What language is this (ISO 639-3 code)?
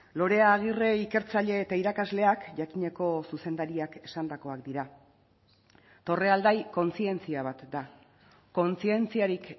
eus